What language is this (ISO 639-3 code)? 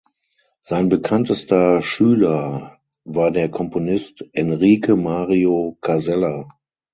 deu